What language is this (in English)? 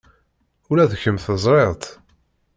Kabyle